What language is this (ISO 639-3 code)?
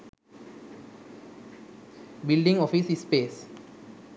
sin